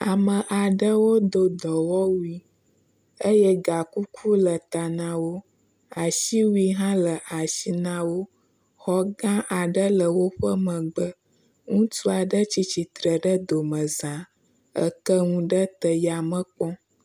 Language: Ewe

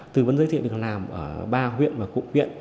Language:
Vietnamese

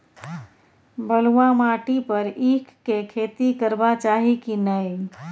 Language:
Maithili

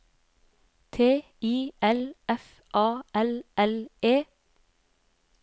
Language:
Norwegian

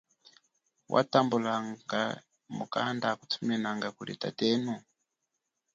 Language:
Chokwe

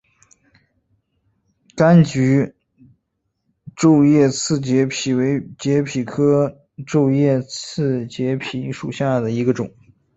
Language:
Chinese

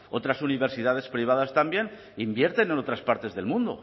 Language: Spanish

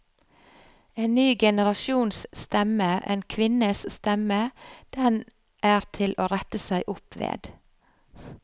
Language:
Norwegian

